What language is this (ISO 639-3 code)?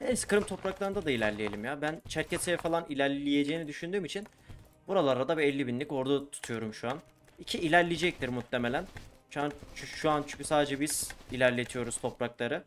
tur